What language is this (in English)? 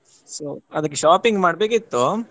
Kannada